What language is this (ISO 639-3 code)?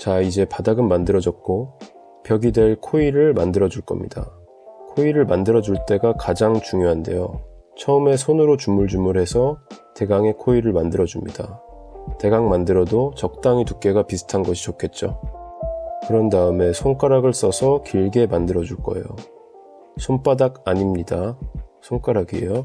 kor